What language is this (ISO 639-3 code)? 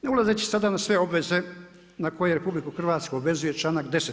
hrv